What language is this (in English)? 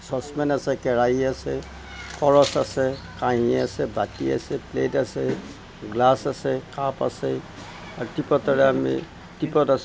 Assamese